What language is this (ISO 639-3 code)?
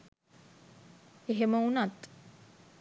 sin